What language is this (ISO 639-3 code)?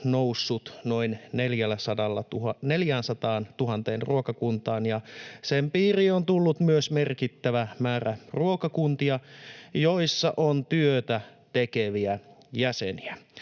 fin